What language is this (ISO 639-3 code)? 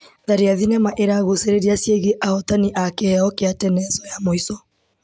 kik